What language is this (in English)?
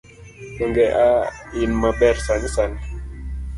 Luo (Kenya and Tanzania)